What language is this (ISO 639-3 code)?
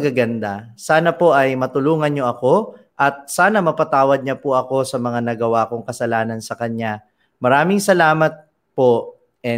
fil